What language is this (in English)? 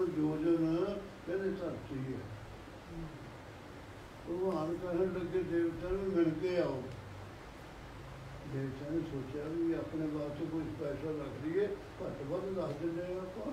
Arabic